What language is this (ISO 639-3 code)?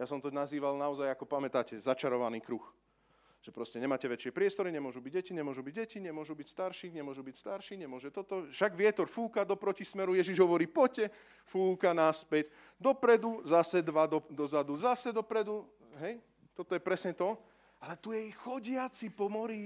slk